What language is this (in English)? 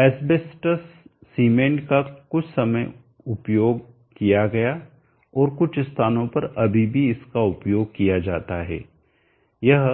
Hindi